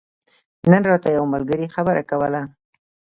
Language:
Pashto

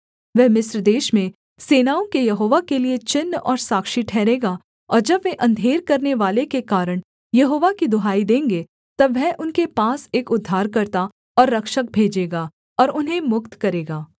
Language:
Hindi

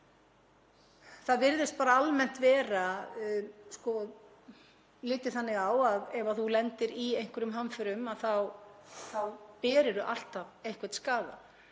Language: Icelandic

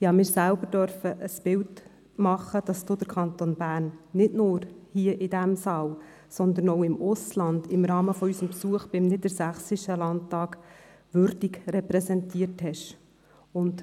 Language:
Swiss German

